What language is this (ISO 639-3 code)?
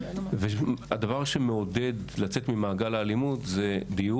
heb